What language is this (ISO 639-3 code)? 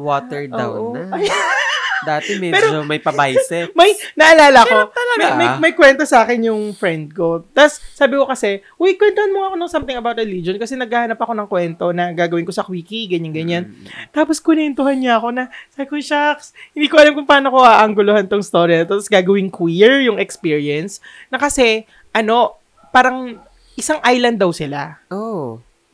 fil